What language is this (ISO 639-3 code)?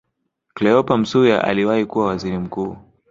swa